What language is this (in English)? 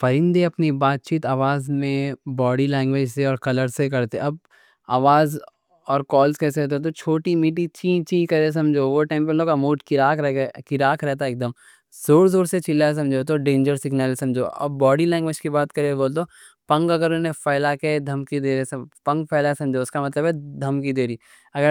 Deccan